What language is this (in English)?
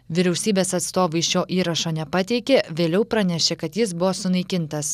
Lithuanian